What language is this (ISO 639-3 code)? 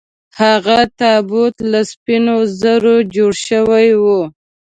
pus